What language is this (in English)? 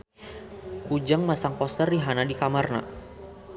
Sundanese